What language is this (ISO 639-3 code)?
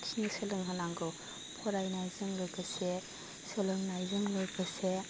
brx